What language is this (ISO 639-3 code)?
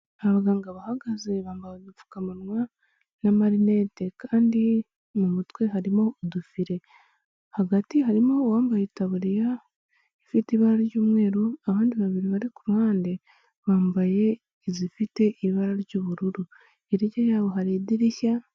kin